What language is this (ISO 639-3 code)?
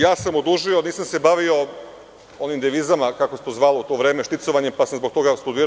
srp